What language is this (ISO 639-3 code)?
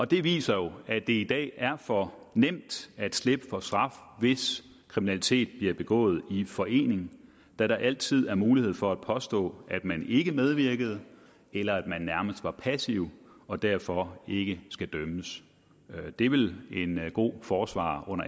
dan